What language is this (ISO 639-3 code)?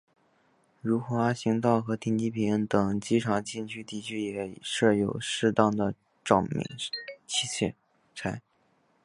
zho